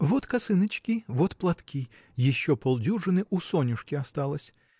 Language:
Russian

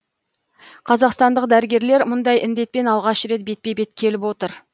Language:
Kazakh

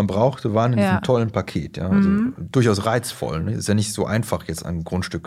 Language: German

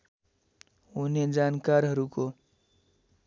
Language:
Nepali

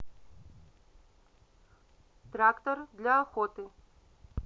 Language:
Russian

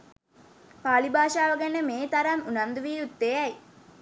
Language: Sinhala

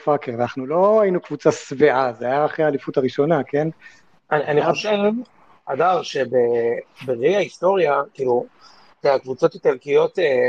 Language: Hebrew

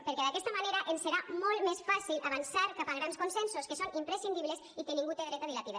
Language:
Catalan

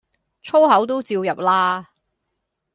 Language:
Cantonese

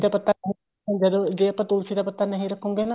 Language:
Punjabi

